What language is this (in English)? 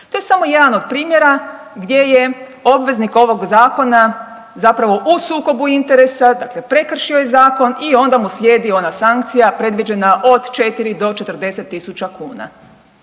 Croatian